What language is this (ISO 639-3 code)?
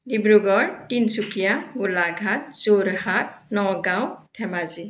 asm